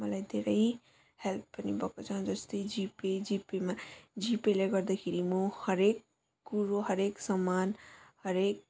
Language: Nepali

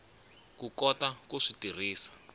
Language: Tsonga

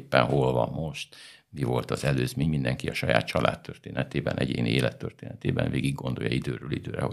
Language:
Hungarian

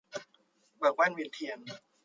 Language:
Thai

